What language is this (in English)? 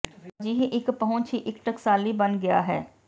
Punjabi